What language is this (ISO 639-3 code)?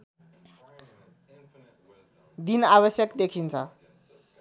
nep